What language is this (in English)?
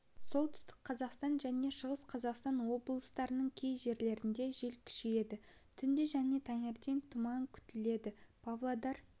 Kazakh